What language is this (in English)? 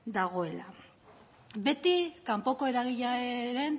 Basque